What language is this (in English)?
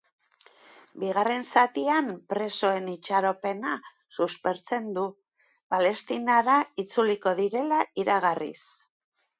Basque